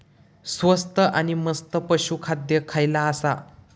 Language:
Marathi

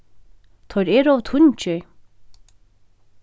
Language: Faroese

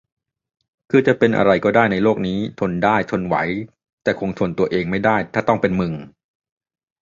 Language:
Thai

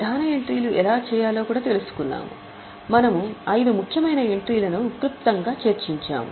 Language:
Telugu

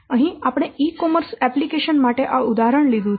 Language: Gujarati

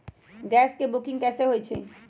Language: Magahi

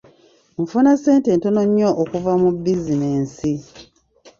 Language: Ganda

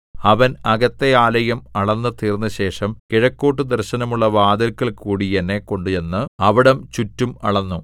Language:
Malayalam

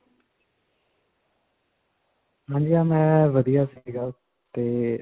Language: Punjabi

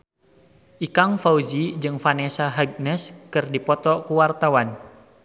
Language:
Sundanese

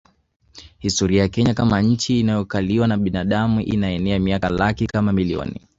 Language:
Swahili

